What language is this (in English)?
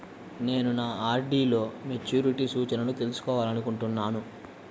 Telugu